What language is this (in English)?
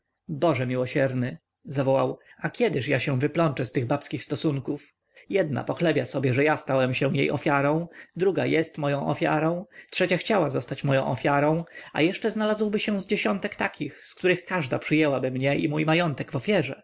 Polish